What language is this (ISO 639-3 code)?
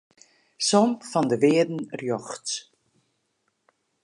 fry